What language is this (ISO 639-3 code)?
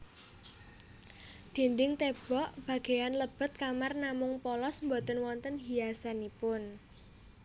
jav